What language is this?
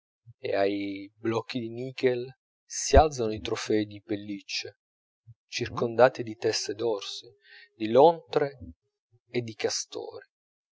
Italian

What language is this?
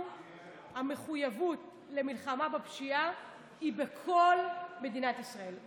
Hebrew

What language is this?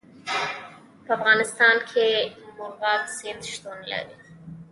Pashto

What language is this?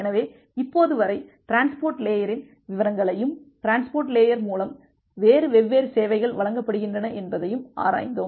Tamil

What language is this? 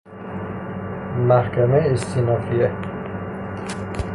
Persian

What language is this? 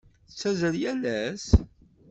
Kabyle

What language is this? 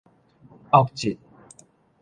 Min Nan Chinese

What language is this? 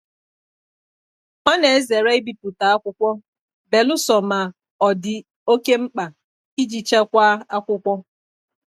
Igbo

